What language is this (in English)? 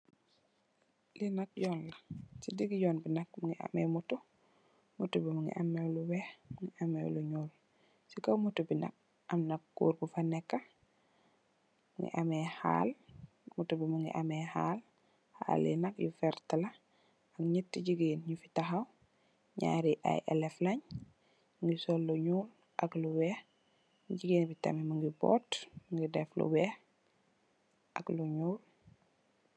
Wolof